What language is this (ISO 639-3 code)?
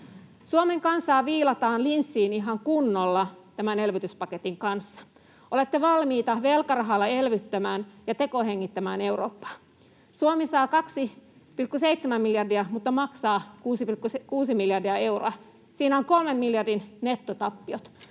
fin